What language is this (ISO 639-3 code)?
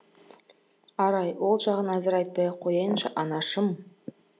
kaz